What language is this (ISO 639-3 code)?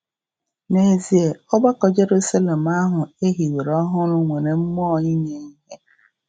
ibo